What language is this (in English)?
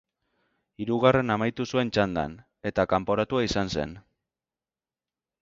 Basque